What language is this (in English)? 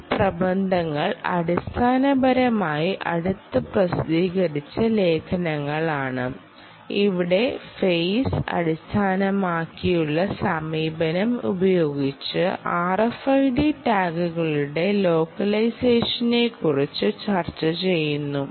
Malayalam